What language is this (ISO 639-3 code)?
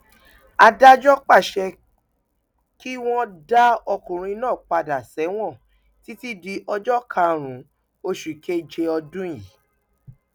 yor